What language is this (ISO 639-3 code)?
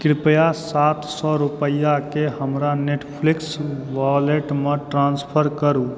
mai